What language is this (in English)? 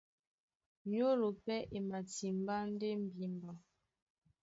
Duala